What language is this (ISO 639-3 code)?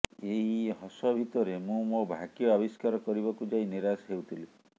ori